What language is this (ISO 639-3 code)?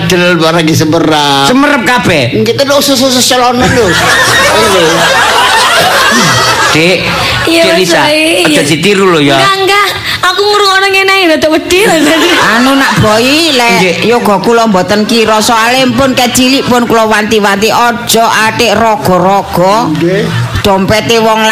ind